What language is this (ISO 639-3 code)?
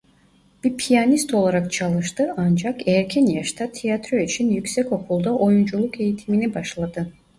tur